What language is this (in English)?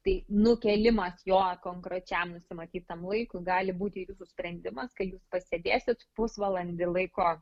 Lithuanian